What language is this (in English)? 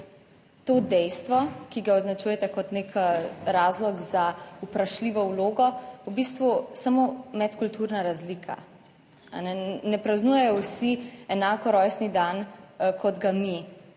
Slovenian